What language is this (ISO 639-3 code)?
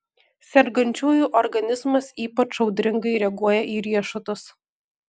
lit